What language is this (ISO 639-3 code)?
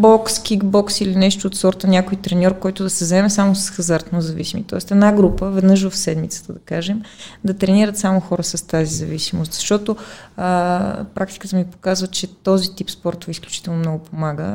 bul